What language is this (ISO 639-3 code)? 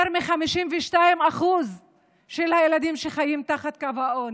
heb